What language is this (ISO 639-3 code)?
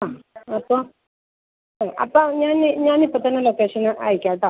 mal